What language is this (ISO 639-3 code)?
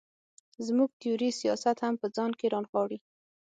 pus